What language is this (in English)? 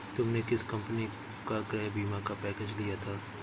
Hindi